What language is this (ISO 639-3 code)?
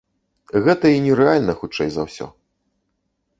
bel